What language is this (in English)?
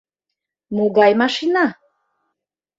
Mari